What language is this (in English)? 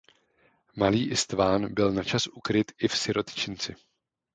Czech